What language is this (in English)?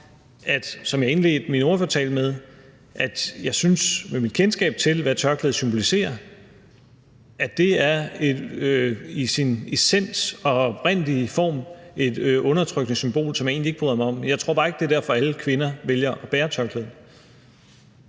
Danish